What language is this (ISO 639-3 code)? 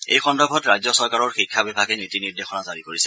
asm